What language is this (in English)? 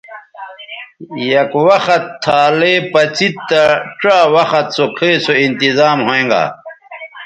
Bateri